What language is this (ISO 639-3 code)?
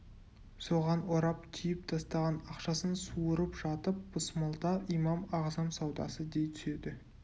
kaz